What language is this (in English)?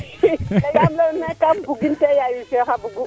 Serer